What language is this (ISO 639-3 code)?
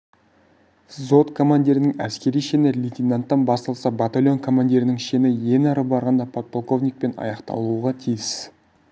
kaz